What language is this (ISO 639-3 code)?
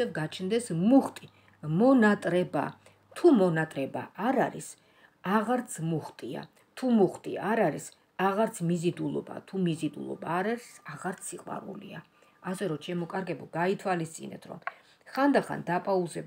ron